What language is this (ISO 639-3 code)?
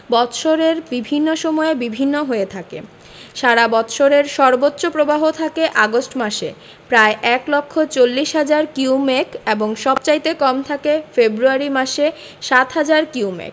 ben